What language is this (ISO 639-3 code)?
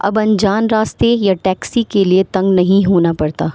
urd